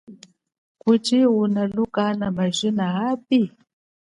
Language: Chokwe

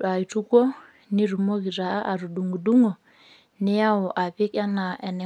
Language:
Masai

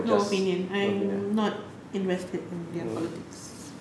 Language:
English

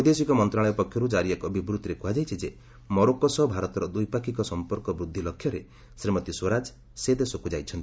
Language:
Odia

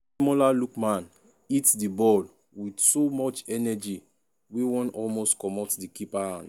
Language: Nigerian Pidgin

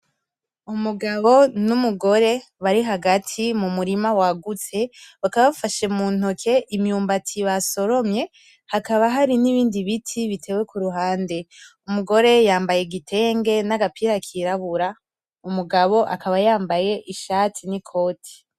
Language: Rundi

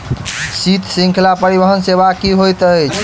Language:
Maithili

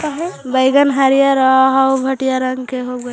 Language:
Magahi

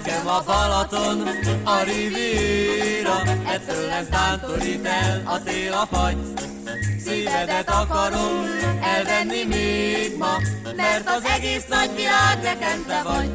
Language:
Hungarian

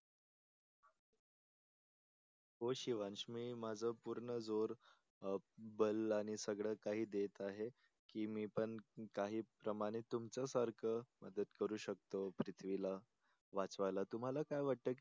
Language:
Marathi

